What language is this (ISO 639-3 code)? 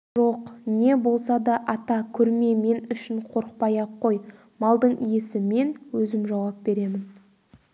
kaz